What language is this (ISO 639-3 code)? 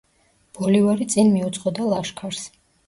kat